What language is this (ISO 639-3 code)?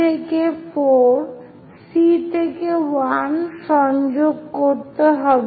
ben